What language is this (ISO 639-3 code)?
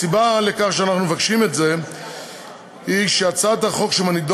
heb